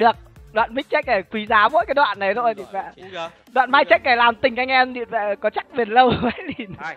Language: Vietnamese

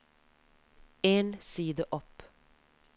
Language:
Norwegian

